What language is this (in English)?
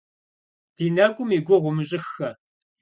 Kabardian